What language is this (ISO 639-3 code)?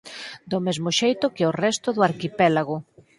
glg